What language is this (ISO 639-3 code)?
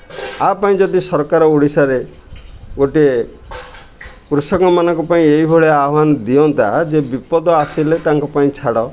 ori